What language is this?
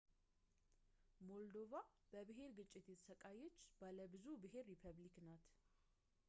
Amharic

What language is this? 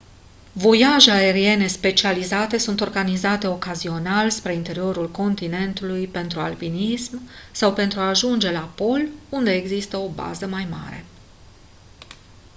Romanian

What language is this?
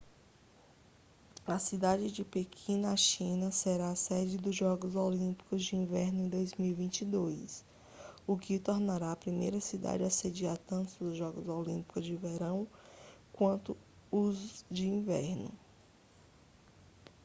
Portuguese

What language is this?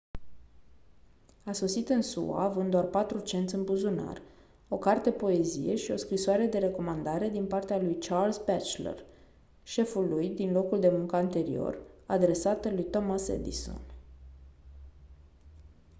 Romanian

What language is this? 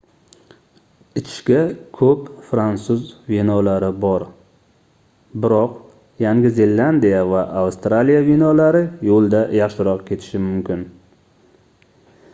Uzbek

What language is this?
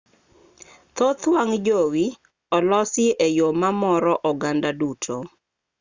Luo (Kenya and Tanzania)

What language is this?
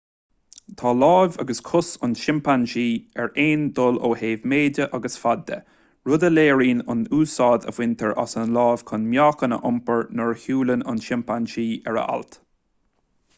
Irish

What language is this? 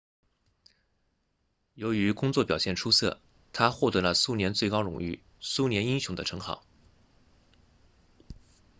Chinese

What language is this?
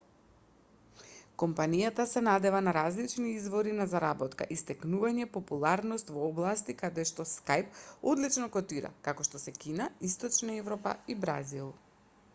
Macedonian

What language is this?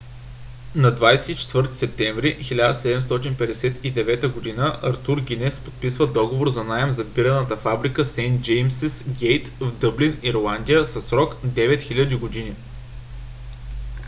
Bulgarian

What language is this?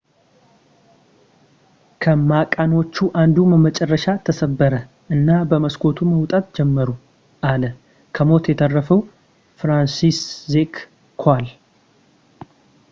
Amharic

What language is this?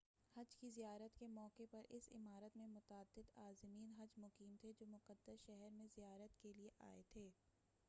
Urdu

